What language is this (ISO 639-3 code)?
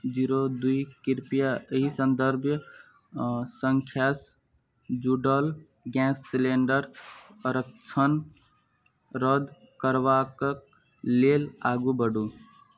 mai